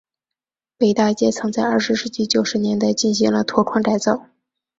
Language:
Chinese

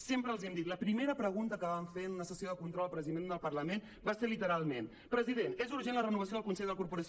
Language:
Catalan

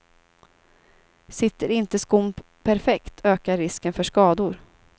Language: Swedish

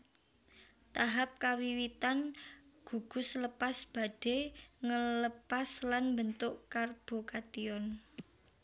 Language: Javanese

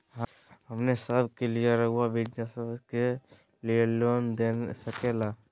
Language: Magahi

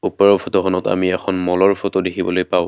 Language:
Assamese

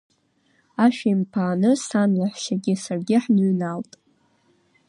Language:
Abkhazian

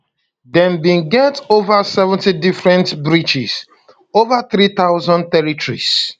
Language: Nigerian Pidgin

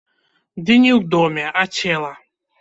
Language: Belarusian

